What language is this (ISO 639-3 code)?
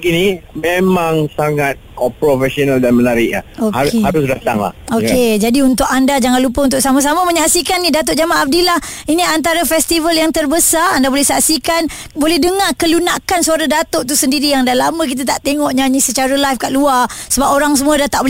msa